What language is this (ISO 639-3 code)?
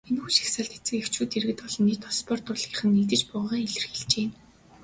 mon